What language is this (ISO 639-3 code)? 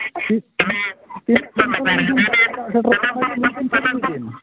sat